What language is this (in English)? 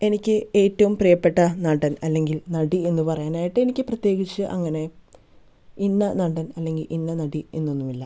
Malayalam